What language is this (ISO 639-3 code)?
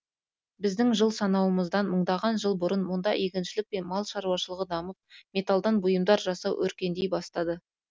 kaz